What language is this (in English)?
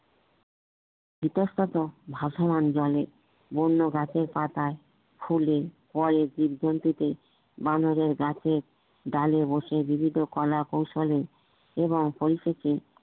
Bangla